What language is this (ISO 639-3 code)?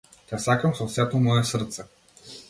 mkd